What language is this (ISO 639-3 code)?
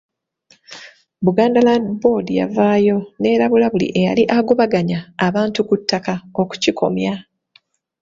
lug